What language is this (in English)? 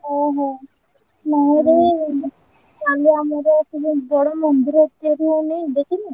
Odia